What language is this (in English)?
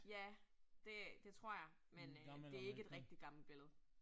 Danish